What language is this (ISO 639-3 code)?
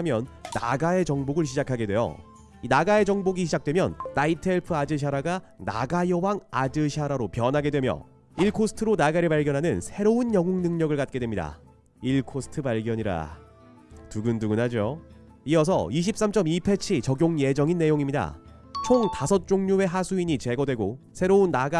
kor